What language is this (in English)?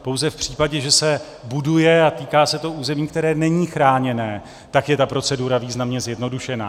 Czech